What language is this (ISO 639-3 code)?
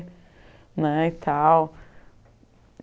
por